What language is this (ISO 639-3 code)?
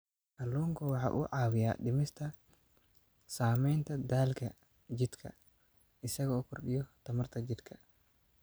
som